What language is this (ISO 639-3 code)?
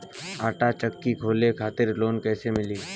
bho